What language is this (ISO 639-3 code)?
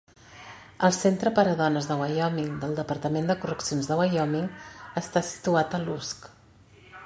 cat